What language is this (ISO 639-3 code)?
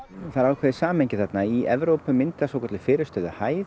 isl